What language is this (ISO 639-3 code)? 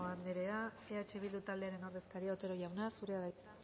eus